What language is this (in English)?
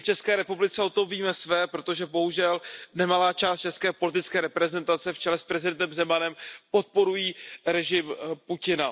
Czech